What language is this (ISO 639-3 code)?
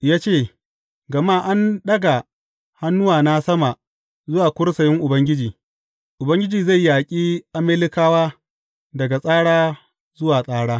hau